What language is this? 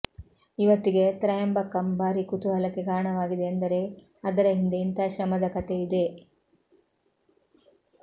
Kannada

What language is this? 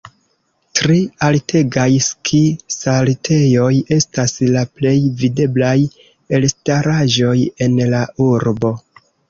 Esperanto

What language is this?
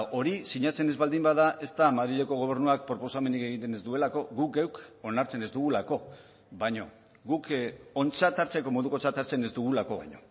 Basque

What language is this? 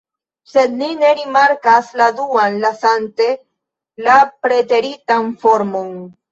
Esperanto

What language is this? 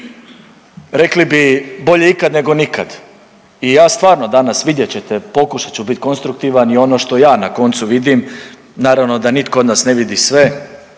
Croatian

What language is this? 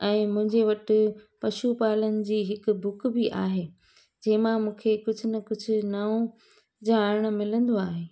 Sindhi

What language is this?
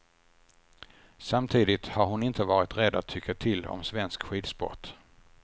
Swedish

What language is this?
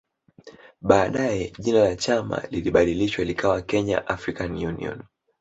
Swahili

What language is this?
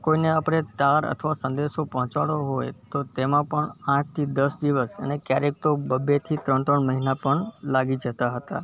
Gujarati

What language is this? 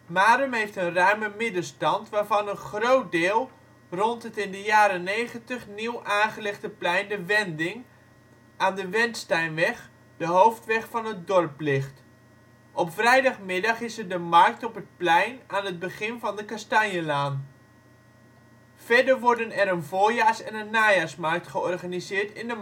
Dutch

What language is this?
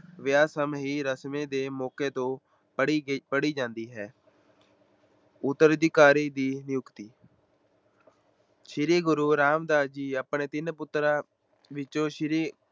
Punjabi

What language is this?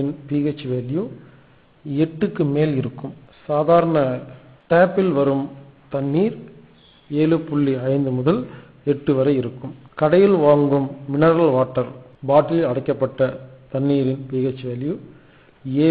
English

